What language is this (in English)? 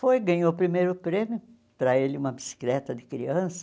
Portuguese